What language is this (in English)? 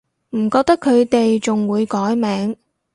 Cantonese